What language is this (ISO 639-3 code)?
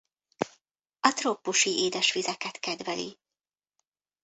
hun